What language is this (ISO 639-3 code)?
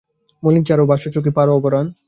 ben